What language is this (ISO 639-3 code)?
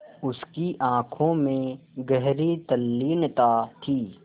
hin